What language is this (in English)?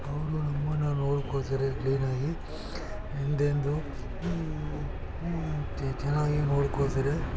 Kannada